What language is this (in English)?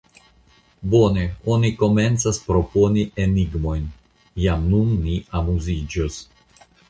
Esperanto